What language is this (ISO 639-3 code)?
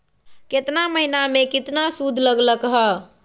mag